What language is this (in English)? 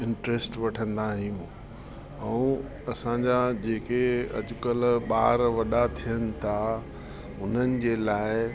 Sindhi